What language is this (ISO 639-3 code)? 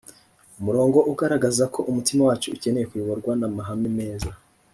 kin